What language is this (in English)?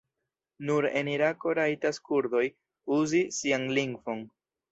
Esperanto